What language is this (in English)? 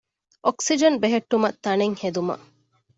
Divehi